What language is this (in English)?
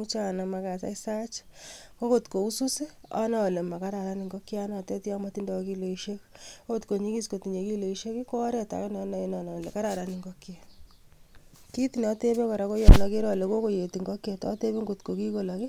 Kalenjin